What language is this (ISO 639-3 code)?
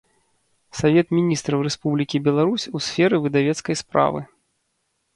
bel